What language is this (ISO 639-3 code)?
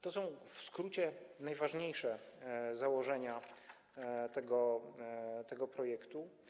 pol